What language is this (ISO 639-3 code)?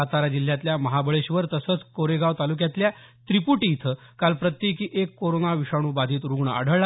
mar